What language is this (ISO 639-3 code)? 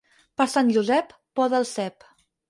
cat